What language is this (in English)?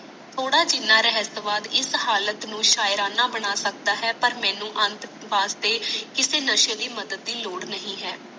Punjabi